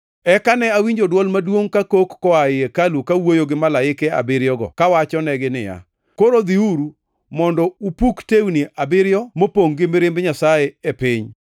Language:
Luo (Kenya and Tanzania)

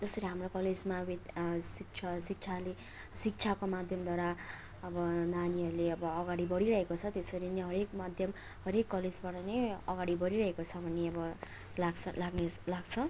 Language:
Nepali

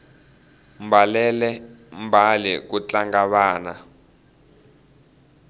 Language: Tsonga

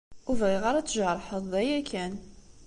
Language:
Kabyle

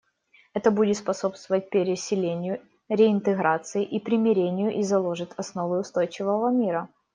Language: Russian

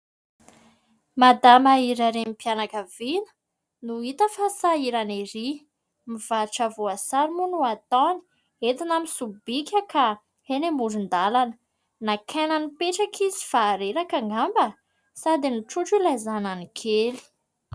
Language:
Malagasy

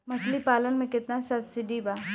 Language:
Bhojpuri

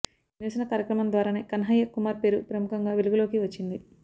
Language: Telugu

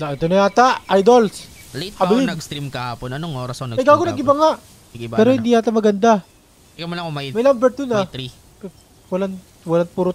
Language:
Filipino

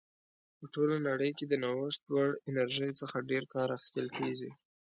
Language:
Pashto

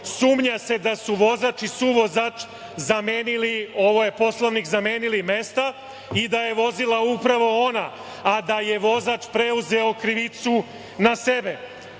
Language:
Serbian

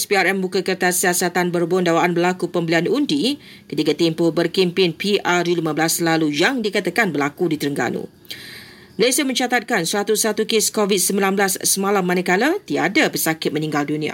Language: Malay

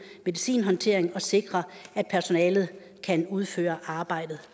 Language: Danish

